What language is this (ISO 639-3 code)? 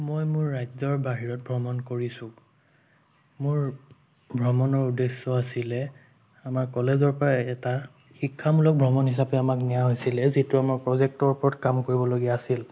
asm